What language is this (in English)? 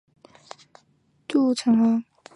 Chinese